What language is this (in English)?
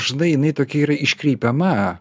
Lithuanian